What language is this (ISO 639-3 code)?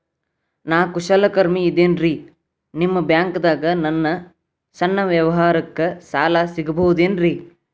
kan